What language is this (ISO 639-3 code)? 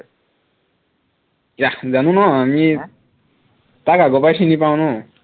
asm